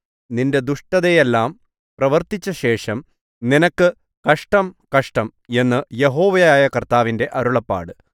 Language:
Malayalam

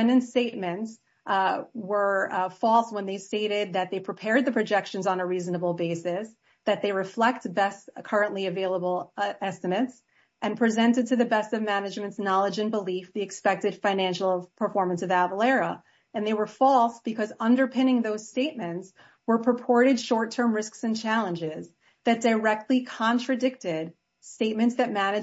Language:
English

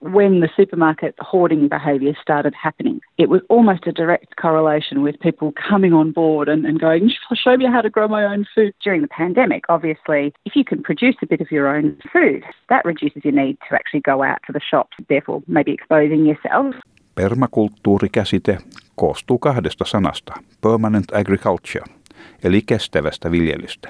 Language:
Finnish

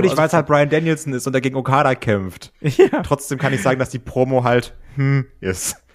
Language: German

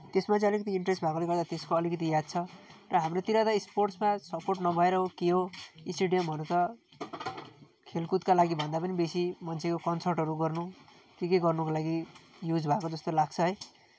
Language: Nepali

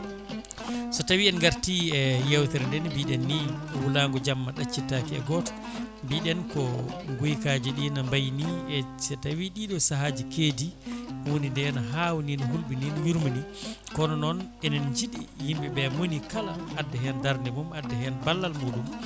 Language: Fula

